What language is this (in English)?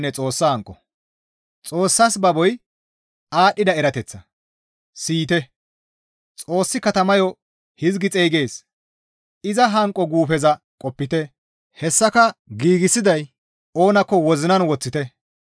Gamo